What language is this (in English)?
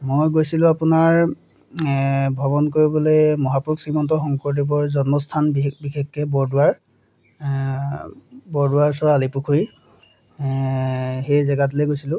Assamese